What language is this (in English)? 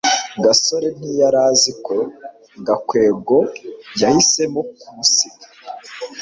Kinyarwanda